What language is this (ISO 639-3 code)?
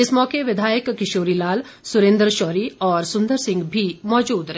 hin